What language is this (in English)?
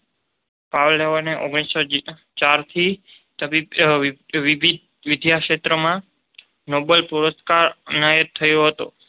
Gujarati